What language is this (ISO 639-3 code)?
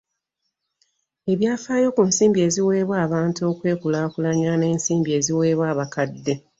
lug